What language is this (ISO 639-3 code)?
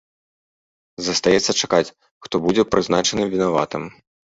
bel